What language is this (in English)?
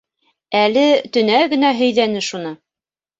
Bashkir